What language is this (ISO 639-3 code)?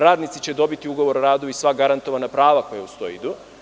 srp